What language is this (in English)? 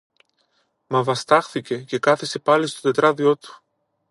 Greek